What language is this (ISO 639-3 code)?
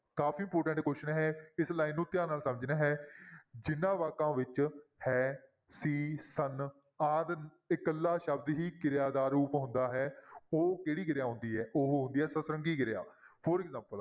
pan